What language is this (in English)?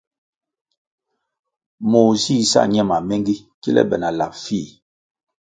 Kwasio